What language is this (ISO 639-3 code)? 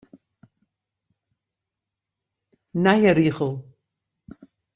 fry